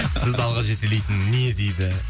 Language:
Kazakh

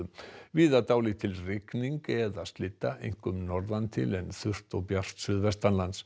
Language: Icelandic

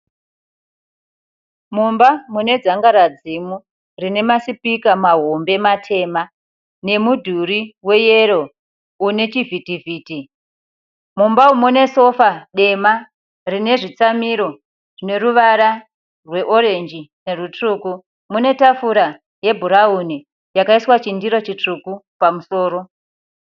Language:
Shona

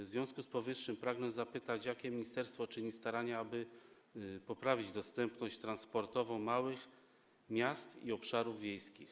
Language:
Polish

